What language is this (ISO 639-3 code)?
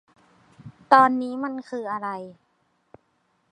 tha